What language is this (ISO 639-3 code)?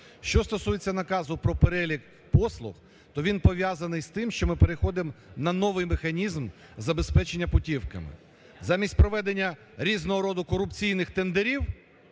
ukr